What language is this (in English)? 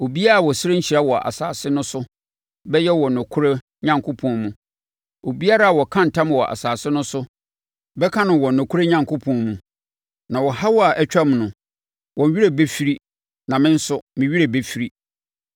Akan